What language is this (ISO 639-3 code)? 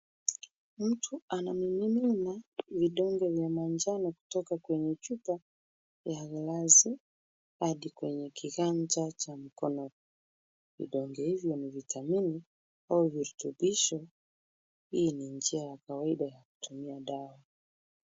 swa